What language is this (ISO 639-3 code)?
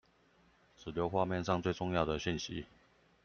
zho